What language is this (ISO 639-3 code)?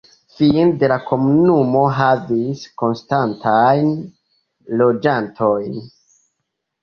epo